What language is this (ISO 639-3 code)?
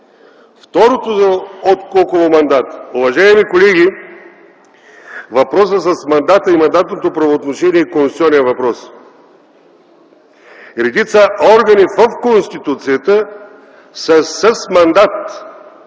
bul